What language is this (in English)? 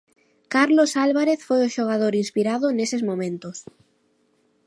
Galician